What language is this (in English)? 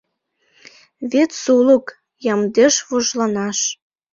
Mari